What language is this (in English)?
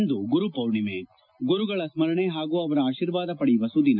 Kannada